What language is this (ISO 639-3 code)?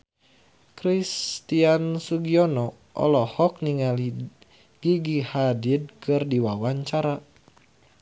sun